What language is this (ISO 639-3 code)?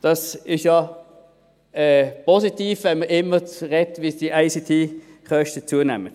gsw